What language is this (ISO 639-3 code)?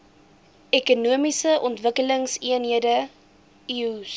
afr